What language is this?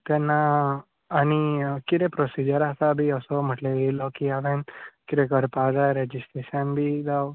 Konkani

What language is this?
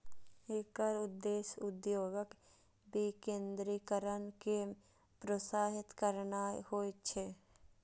Maithili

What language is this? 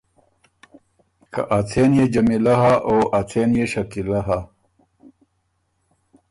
Ormuri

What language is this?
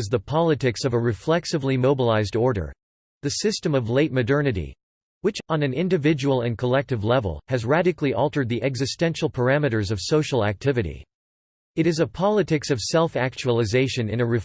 English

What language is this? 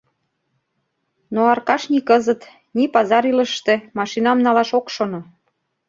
Mari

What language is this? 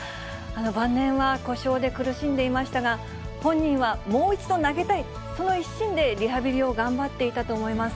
Japanese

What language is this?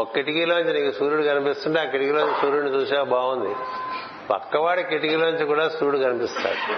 Telugu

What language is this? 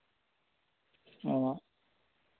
Santali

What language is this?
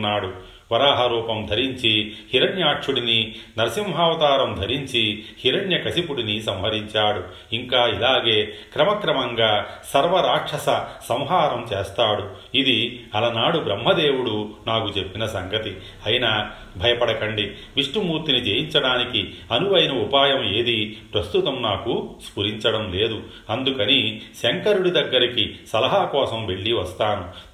Telugu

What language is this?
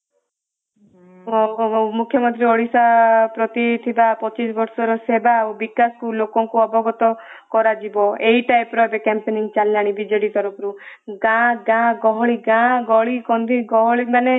Odia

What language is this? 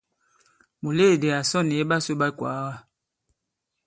Bankon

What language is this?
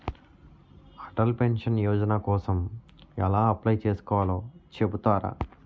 Telugu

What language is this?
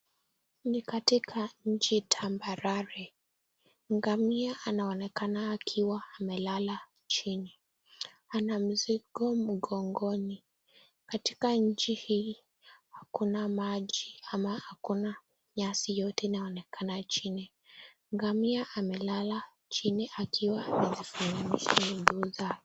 Swahili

